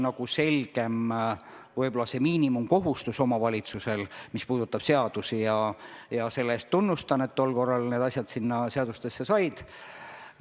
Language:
Estonian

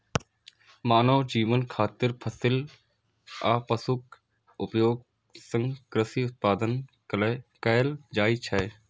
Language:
Maithili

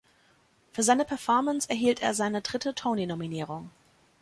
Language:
German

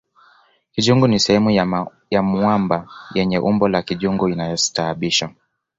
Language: Swahili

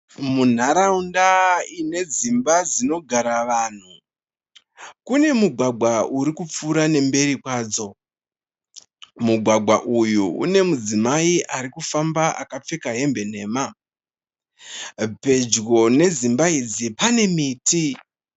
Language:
Shona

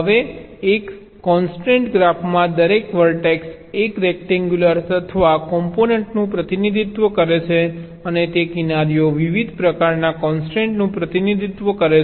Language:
Gujarati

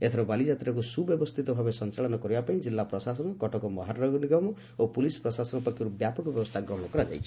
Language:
Odia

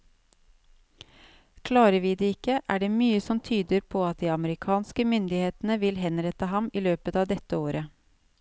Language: Norwegian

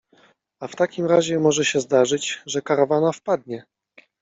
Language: Polish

